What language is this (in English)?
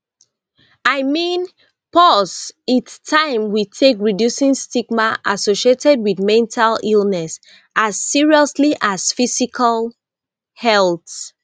Nigerian Pidgin